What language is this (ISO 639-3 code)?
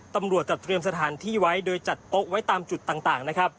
tha